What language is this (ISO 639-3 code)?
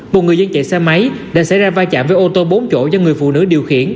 vie